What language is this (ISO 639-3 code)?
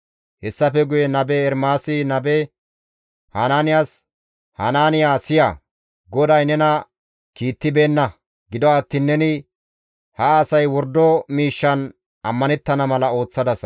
gmv